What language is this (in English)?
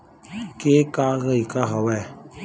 Chhattisgarhi